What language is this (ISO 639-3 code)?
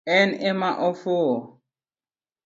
luo